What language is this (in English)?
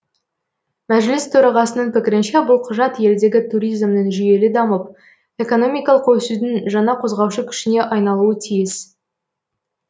Kazakh